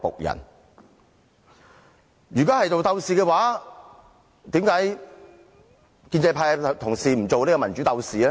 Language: Cantonese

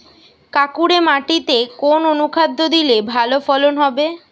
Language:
Bangla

